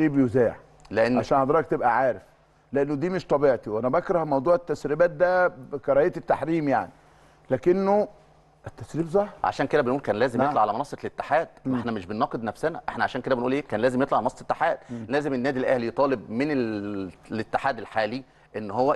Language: Arabic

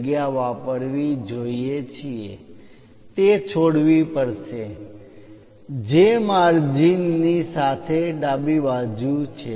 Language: Gujarati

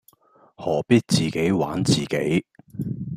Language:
Cantonese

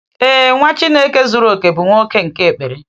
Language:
Igbo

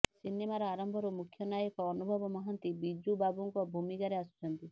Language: Odia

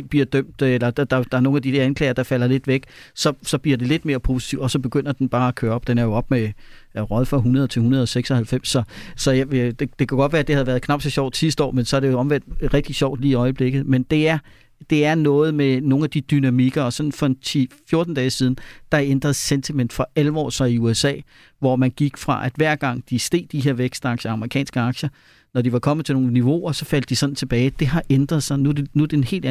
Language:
Danish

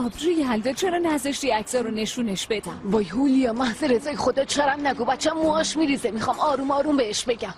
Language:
Persian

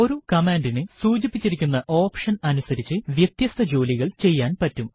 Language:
Malayalam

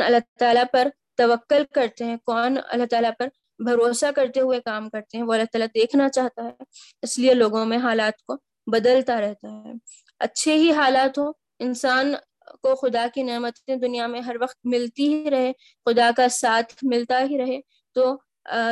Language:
Urdu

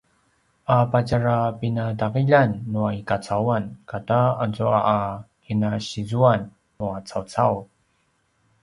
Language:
Paiwan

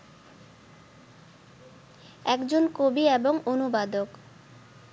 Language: Bangla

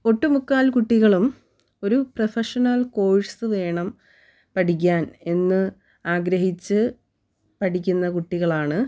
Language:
Malayalam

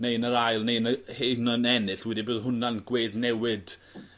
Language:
Welsh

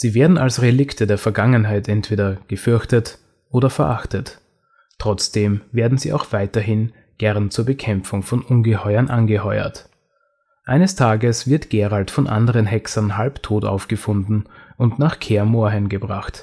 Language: German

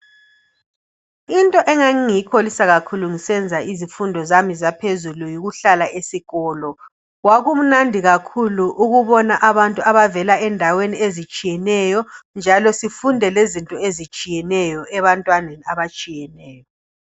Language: North Ndebele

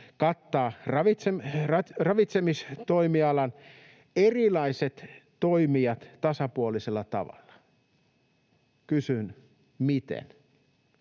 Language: Finnish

